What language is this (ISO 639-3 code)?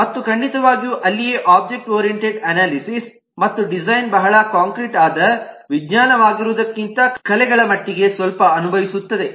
kan